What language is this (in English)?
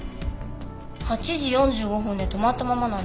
Japanese